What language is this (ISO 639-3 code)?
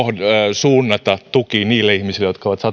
fin